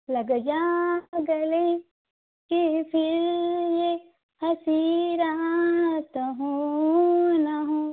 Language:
Marathi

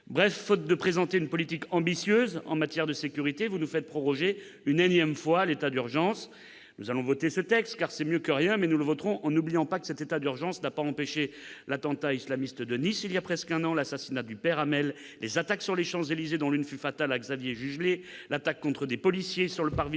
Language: French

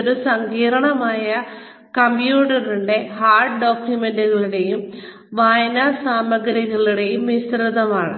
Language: Malayalam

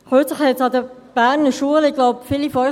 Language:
Swiss German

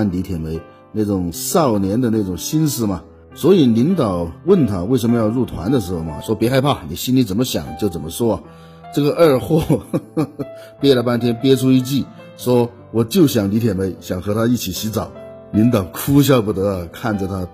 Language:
Chinese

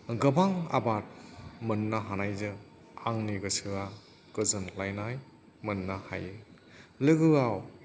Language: Bodo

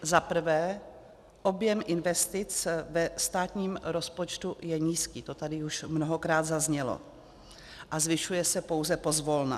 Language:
Czech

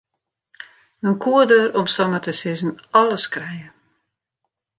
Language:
Western Frisian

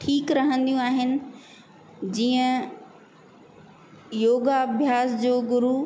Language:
Sindhi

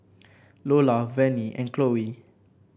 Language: English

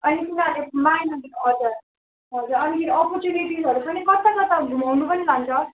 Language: Nepali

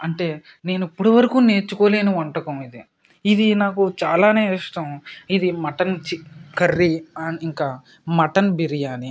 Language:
Telugu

